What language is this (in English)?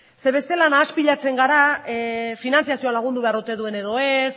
Basque